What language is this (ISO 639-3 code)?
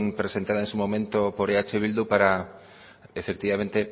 spa